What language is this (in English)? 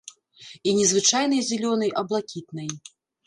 Belarusian